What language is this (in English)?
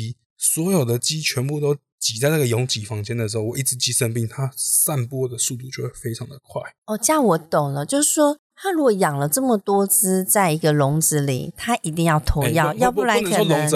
Chinese